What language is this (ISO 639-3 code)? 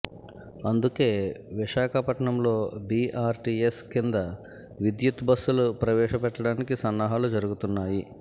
tel